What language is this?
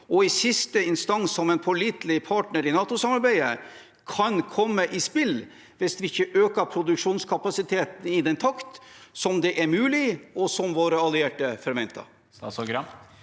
Norwegian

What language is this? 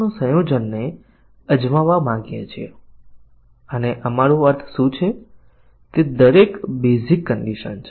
Gujarati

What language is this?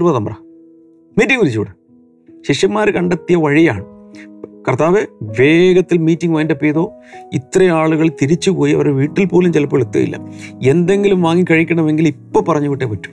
Malayalam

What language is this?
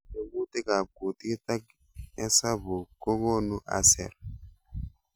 Kalenjin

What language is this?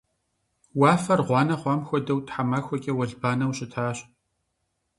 Kabardian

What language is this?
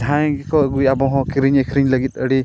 Santali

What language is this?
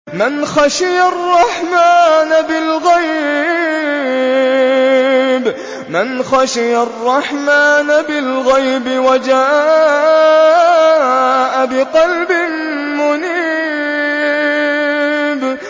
Arabic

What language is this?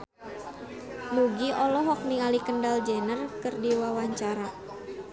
Sundanese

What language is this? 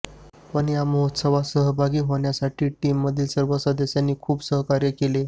Marathi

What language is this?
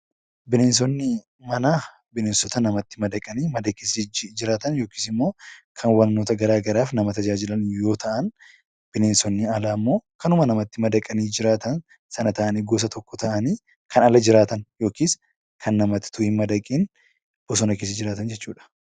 Oromo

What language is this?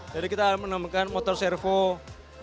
Indonesian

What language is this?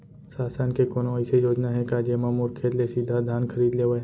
Chhattisgarhi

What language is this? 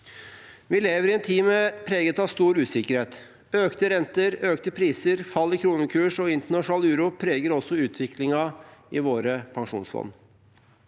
Norwegian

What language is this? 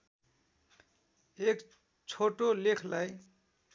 Nepali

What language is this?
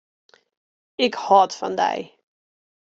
Western Frisian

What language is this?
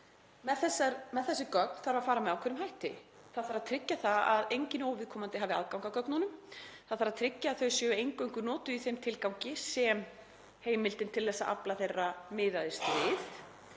Icelandic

